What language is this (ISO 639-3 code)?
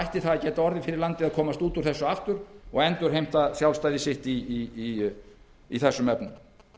isl